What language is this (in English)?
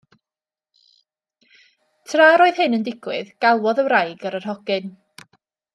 Welsh